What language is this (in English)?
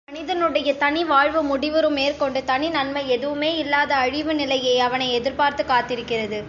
Tamil